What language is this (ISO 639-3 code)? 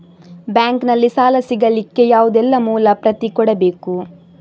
kan